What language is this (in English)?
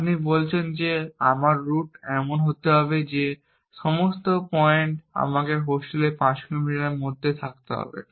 Bangla